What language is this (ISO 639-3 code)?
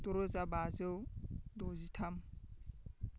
brx